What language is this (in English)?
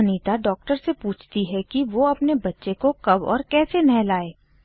Hindi